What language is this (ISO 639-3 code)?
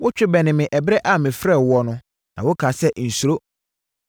aka